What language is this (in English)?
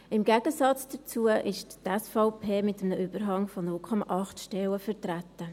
Swiss German